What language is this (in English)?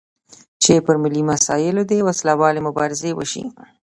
Pashto